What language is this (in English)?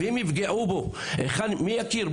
Hebrew